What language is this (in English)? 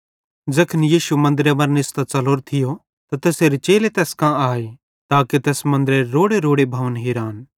Bhadrawahi